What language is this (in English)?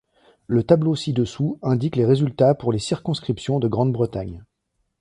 French